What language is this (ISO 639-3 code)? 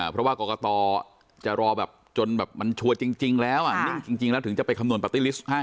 tha